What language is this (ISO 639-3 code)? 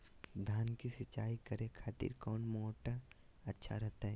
mag